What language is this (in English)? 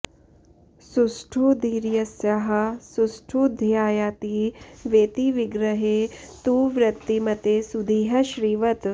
Sanskrit